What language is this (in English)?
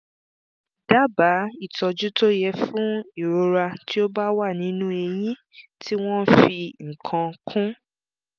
Yoruba